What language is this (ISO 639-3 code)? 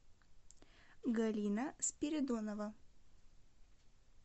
rus